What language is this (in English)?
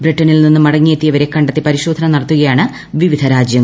Malayalam